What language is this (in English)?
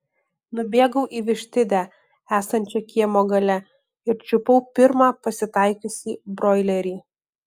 Lithuanian